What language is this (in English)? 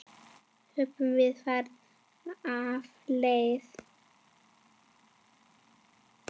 Icelandic